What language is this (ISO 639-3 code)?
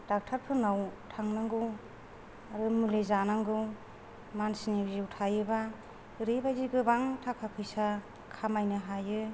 brx